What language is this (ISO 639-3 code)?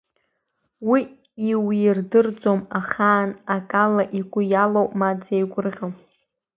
abk